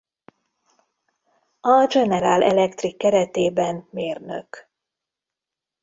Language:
Hungarian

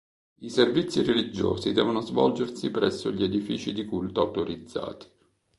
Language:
Italian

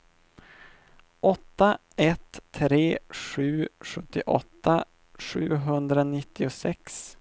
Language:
Swedish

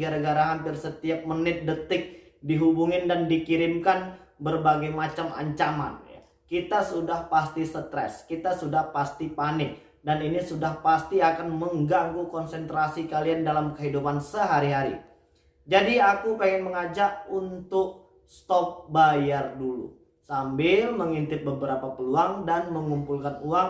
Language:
Indonesian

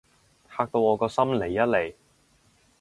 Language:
Cantonese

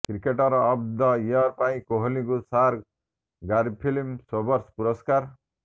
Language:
Odia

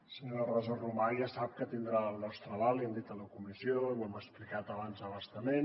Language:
Catalan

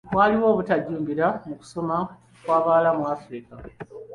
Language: Ganda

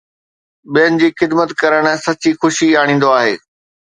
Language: Sindhi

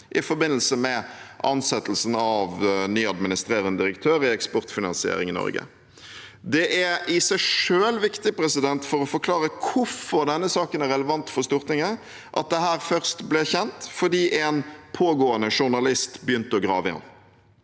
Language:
Norwegian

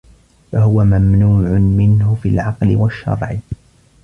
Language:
Arabic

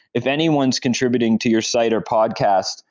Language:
English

